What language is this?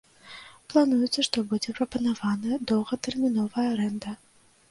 Belarusian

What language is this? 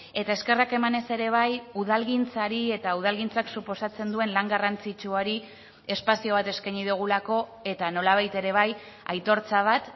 Basque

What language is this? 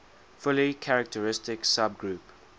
English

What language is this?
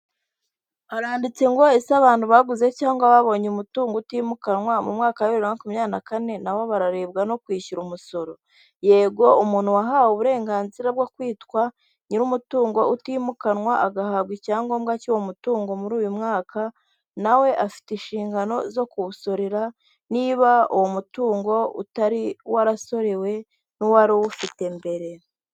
Kinyarwanda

